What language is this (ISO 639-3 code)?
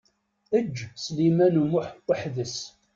kab